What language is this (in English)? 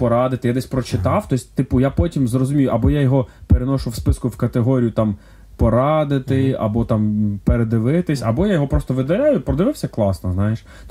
Ukrainian